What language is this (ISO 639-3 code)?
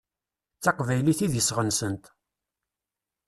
kab